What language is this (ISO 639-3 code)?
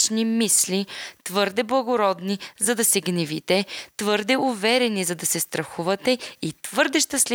bul